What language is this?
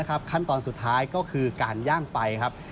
Thai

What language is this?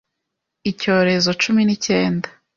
Kinyarwanda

